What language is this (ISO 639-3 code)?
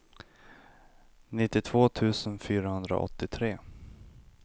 swe